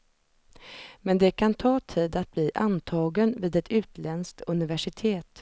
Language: Swedish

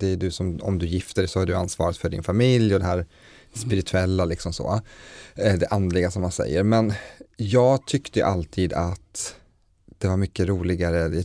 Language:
Swedish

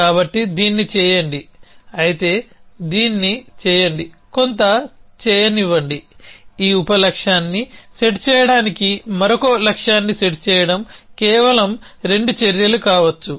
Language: Telugu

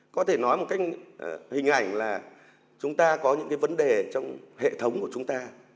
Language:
Vietnamese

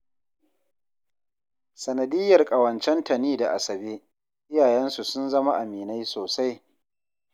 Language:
Hausa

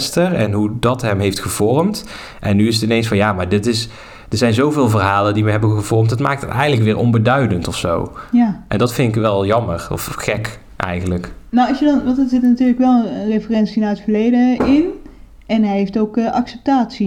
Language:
Dutch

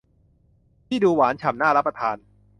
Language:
Thai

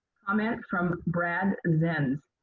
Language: English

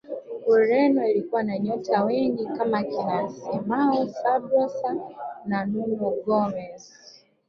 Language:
Swahili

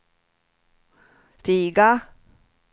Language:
Swedish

